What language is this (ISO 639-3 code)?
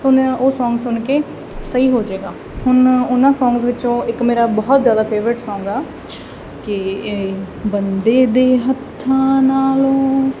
pan